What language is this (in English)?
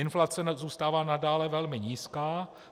Czech